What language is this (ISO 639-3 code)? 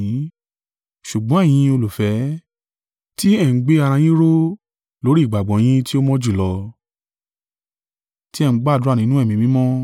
yor